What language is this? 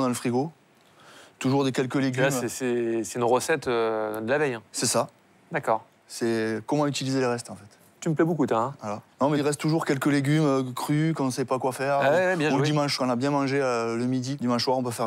French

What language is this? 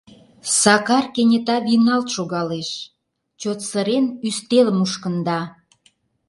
Mari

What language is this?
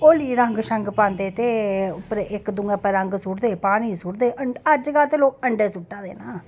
Dogri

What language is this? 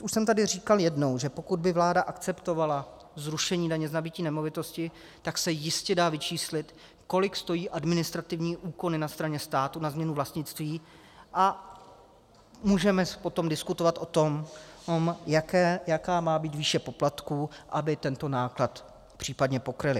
Czech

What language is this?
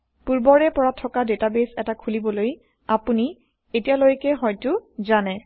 Assamese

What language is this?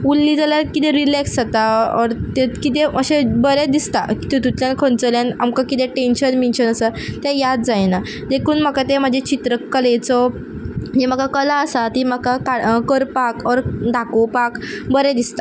Konkani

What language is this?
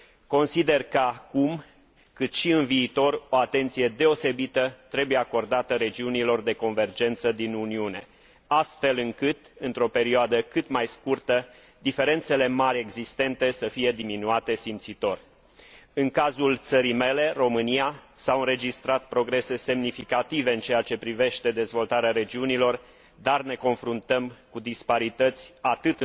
Romanian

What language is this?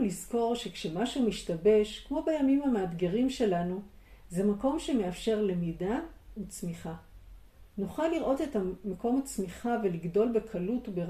Hebrew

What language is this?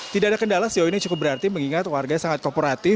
Indonesian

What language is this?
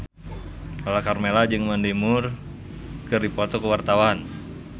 Sundanese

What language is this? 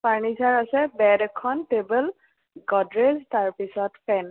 Assamese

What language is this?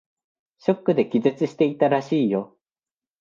Japanese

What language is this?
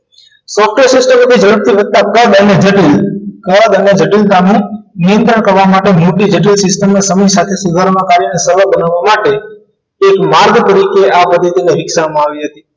Gujarati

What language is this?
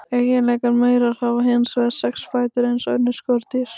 Icelandic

